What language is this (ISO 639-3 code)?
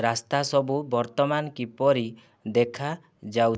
ori